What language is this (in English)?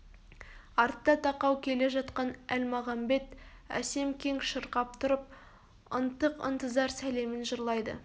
Kazakh